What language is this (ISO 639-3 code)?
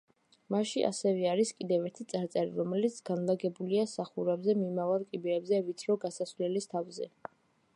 kat